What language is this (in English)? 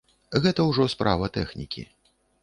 Belarusian